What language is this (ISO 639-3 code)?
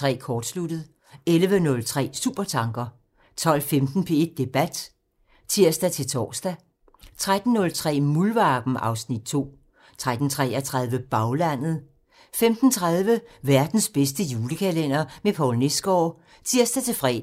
dan